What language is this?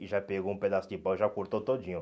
Portuguese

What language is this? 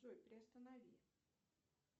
Russian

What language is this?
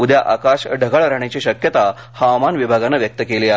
Marathi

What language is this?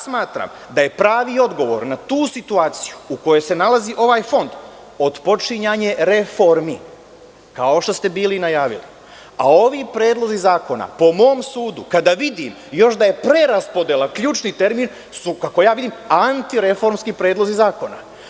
Serbian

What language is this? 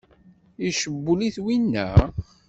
Kabyle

